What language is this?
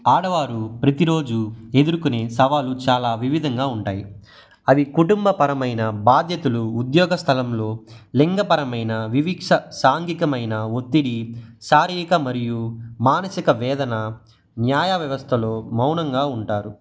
Telugu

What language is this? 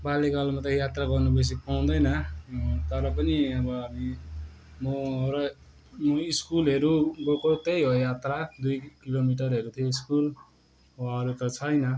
Nepali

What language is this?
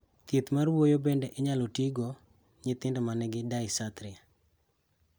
Luo (Kenya and Tanzania)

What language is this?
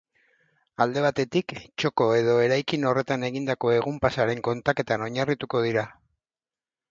Basque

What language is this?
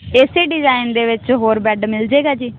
Punjabi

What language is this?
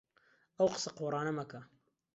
Central Kurdish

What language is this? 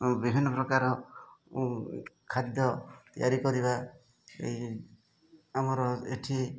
Odia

